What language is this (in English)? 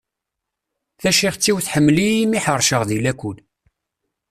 Kabyle